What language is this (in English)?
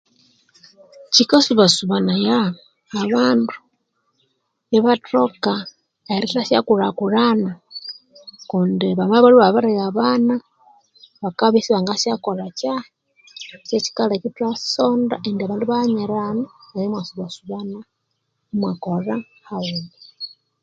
Konzo